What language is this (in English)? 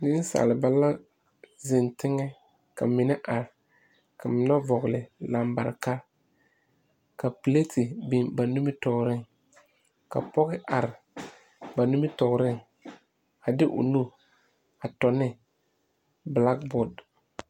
Southern Dagaare